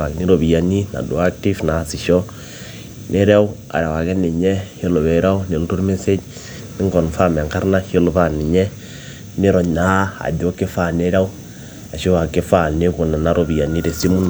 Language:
Masai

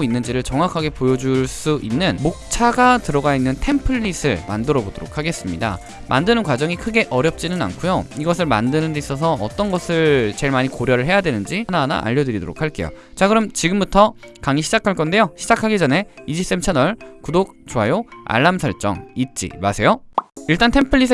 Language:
Korean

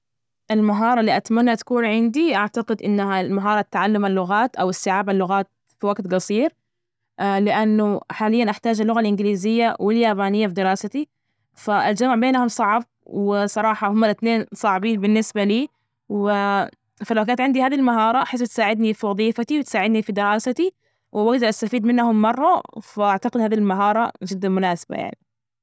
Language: Najdi Arabic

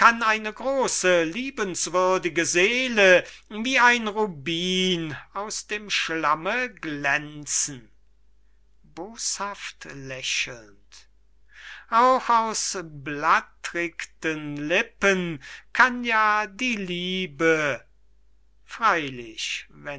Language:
German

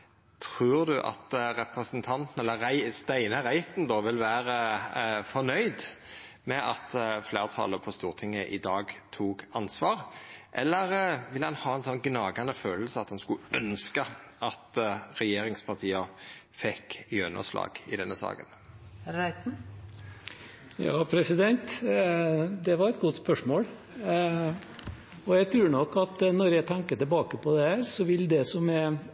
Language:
Norwegian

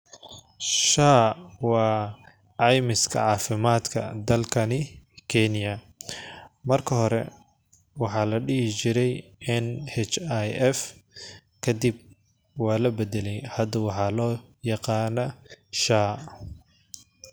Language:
Somali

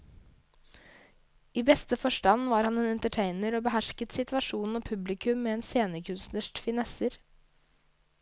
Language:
Norwegian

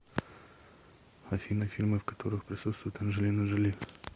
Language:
Russian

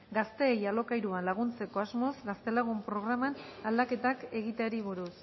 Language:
Basque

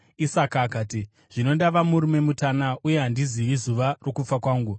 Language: Shona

